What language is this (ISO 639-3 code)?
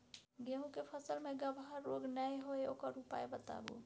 mai